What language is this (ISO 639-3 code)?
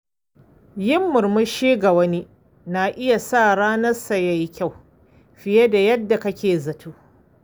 hau